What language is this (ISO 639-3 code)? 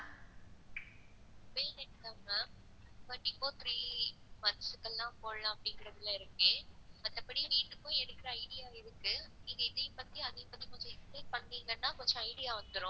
tam